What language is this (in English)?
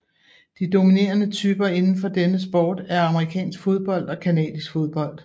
Danish